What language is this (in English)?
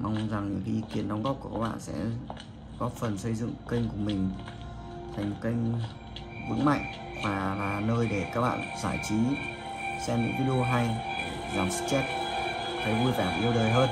Vietnamese